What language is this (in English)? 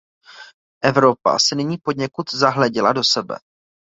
Czech